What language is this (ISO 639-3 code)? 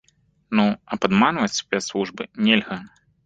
bel